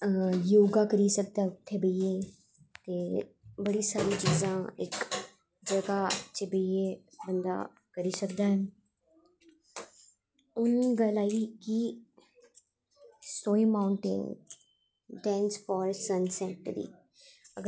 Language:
Dogri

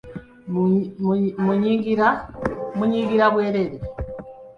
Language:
Ganda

